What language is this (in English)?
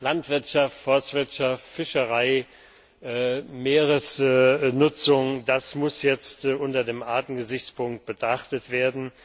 German